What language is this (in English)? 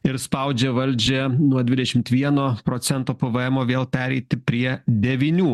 Lithuanian